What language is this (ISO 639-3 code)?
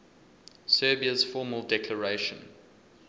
eng